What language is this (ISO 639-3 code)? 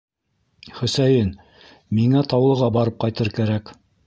bak